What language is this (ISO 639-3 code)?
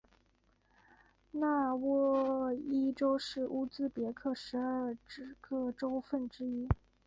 zho